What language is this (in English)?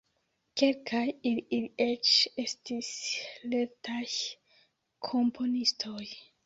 Esperanto